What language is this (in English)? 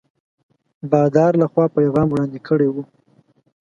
Pashto